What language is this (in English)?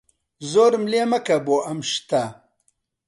Central Kurdish